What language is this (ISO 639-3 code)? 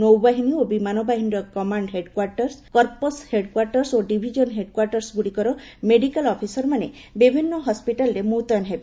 ori